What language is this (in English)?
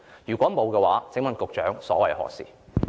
Cantonese